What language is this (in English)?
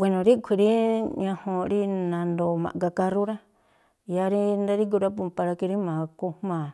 Tlacoapa Me'phaa